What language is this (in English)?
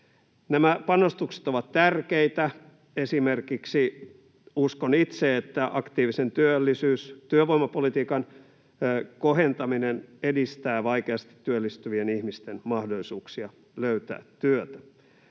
Finnish